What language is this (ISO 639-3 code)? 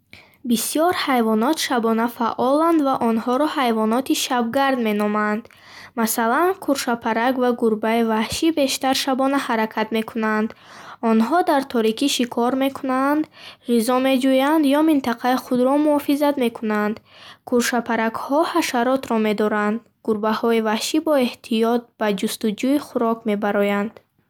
bhh